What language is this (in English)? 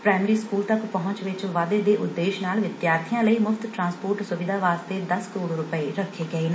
Punjabi